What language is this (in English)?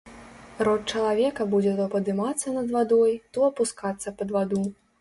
Belarusian